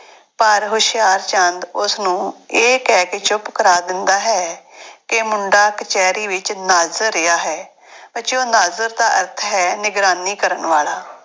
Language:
Punjabi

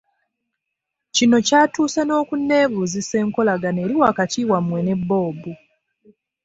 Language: Ganda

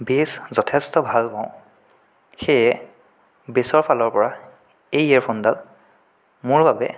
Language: Assamese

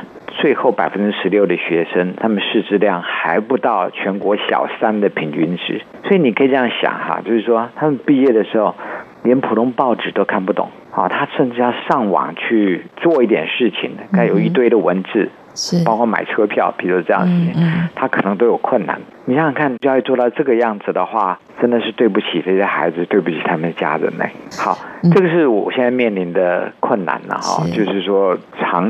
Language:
Chinese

